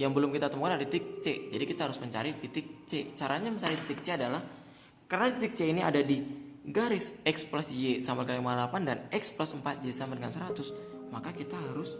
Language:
Indonesian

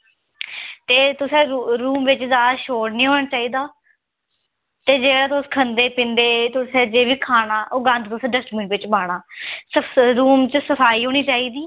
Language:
Dogri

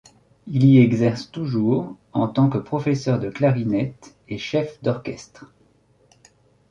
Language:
French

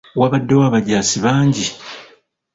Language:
Ganda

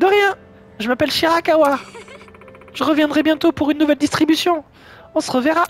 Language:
French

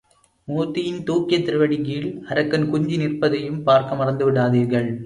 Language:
Tamil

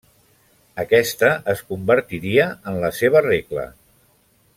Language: Catalan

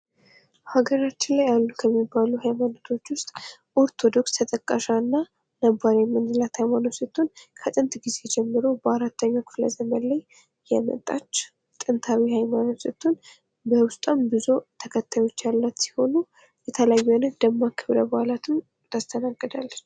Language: Amharic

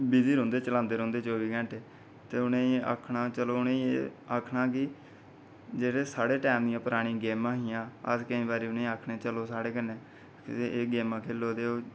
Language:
Dogri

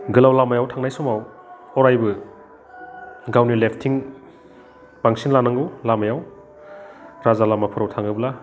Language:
Bodo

